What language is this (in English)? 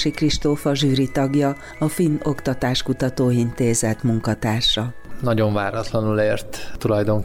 Hungarian